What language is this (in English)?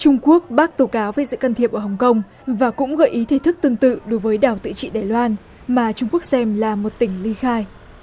Vietnamese